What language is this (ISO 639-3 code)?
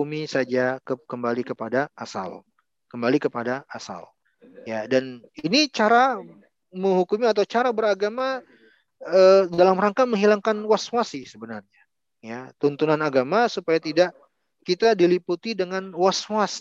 ind